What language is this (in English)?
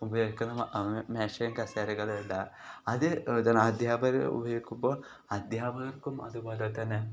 Malayalam